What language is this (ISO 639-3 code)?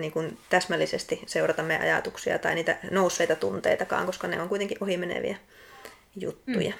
fin